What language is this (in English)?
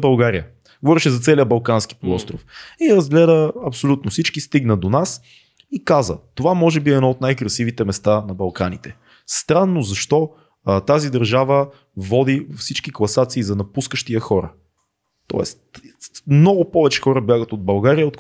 Bulgarian